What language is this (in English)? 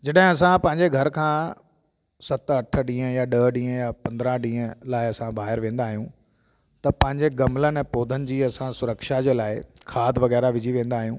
Sindhi